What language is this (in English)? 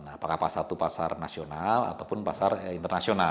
Indonesian